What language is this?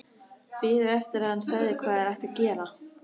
Icelandic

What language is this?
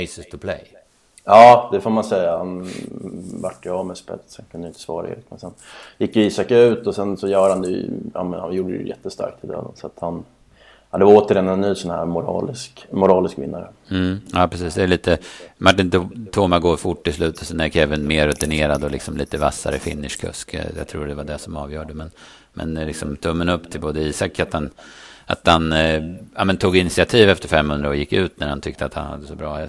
Swedish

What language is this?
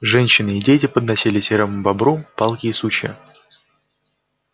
Russian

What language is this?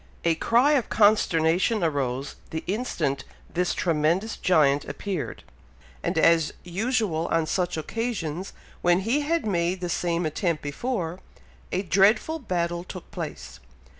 English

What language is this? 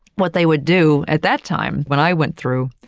English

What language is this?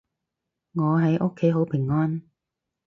Cantonese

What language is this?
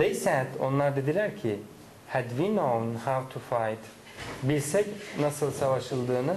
Turkish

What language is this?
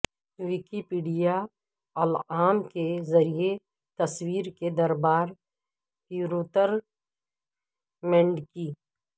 Urdu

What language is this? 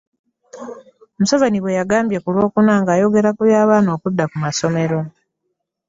Ganda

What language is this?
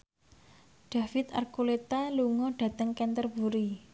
Javanese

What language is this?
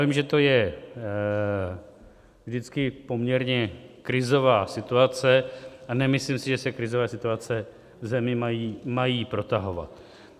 Czech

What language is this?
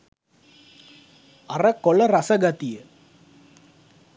Sinhala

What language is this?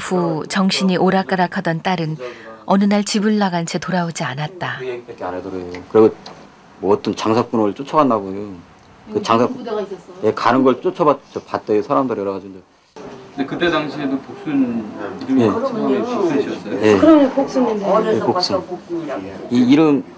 Korean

